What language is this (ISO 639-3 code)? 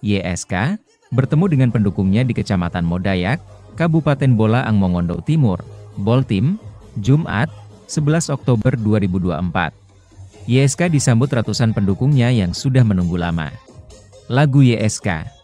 ind